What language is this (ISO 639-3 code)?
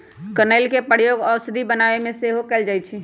mag